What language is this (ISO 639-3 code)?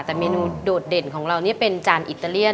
tha